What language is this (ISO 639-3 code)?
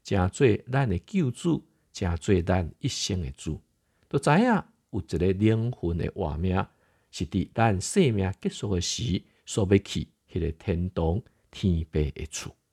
zho